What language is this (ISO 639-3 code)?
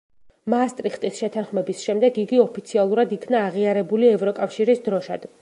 kat